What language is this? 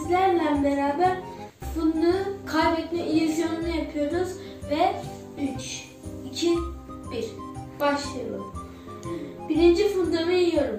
Turkish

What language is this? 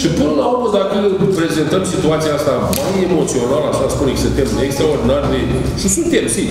Romanian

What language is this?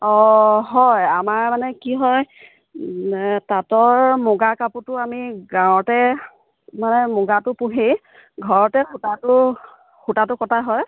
Assamese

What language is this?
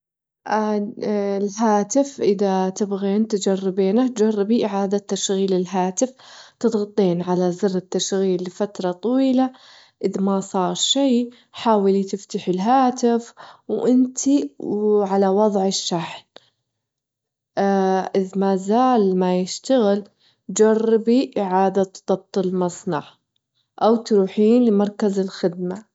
Gulf Arabic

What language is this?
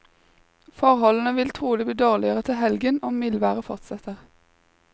Norwegian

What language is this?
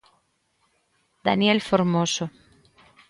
Galician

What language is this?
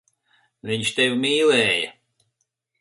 Latvian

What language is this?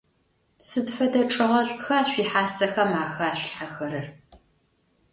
Adyghe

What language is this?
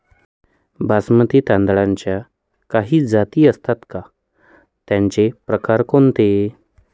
Marathi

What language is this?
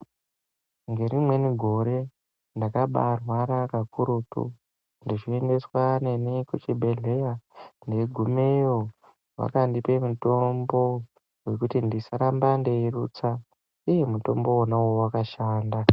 Ndau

